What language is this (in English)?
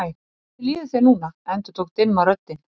Icelandic